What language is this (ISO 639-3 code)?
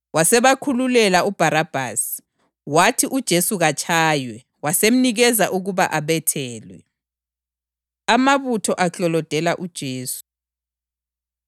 nde